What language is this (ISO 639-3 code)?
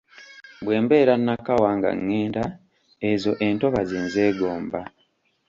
lug